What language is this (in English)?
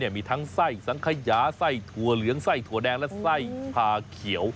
Thai